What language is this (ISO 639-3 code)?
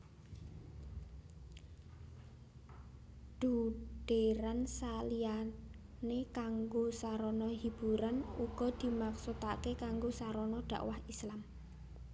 jav